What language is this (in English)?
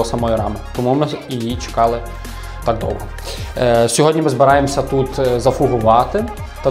Ukrainian